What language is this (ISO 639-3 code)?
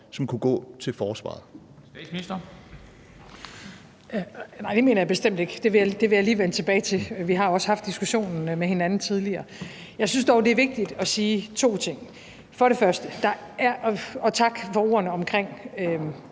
dan